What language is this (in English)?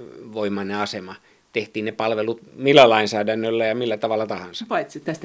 Finnish